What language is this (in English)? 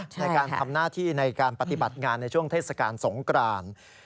Thai